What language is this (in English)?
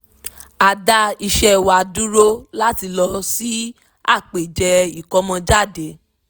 Yoruba